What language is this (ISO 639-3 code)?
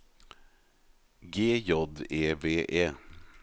nor